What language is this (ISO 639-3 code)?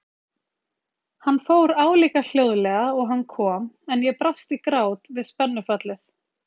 isl